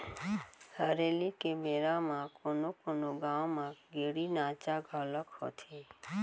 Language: Chhattisgarhi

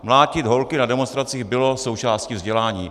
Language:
Czech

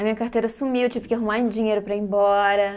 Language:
Portuguese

